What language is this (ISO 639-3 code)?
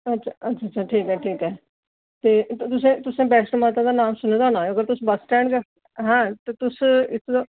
doi